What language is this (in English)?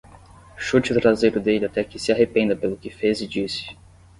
Portuguese